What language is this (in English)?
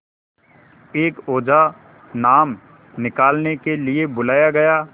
Hindi